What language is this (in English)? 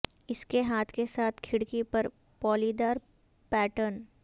Urdu